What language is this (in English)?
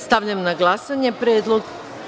Serbian